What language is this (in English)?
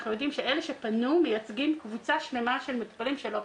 Hebrew